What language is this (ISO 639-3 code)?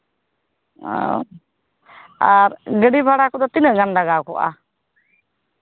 sat